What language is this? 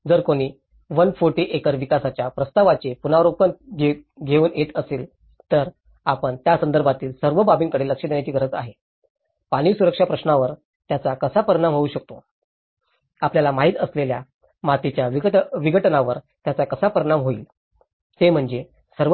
Marathi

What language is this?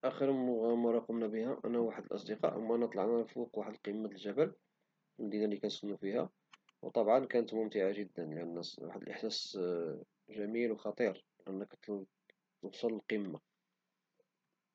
Moroccan Arabic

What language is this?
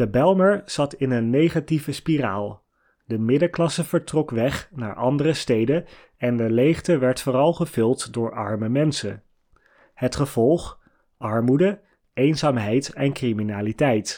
Dutch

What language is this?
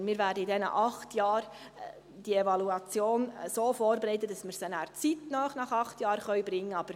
Swiss German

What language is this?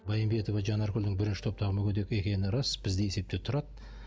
Kazakh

